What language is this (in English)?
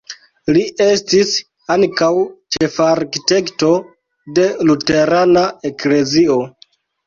Esperanto